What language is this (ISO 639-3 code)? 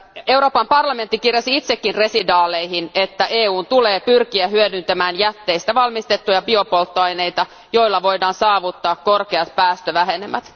fin